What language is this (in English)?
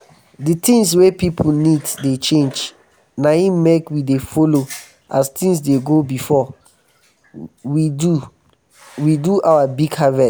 Nigerian Pidgin